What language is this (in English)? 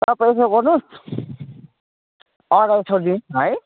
Nepali